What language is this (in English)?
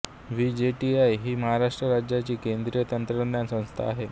Marathi